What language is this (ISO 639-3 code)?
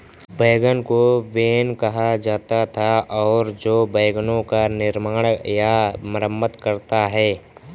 hin